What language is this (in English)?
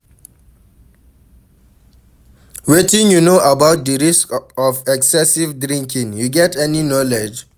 Nigerian Pidgin